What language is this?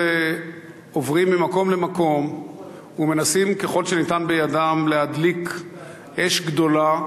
Hebrew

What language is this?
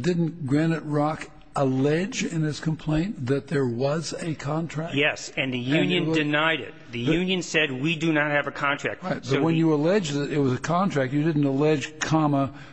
English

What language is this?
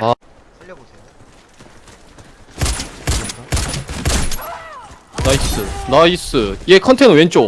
Korean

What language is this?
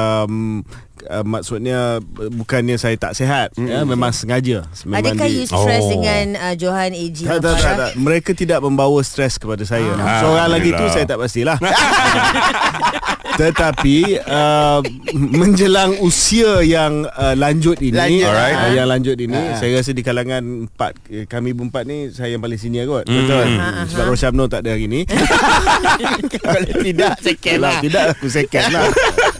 Malay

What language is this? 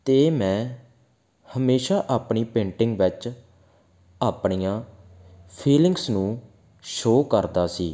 Punjabi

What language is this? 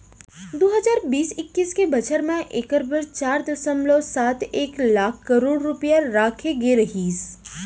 Chhattisgarhi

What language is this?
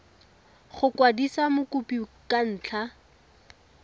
Tswana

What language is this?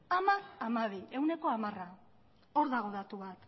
Basque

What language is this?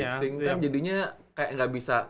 Indonesian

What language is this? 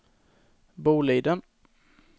Swedish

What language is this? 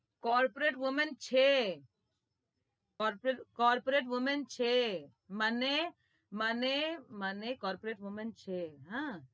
Gujarati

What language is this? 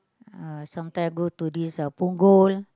English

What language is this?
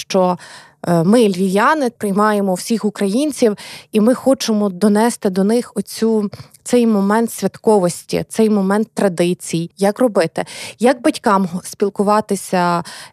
Ukrainian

